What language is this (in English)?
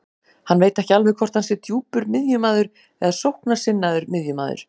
Icelandic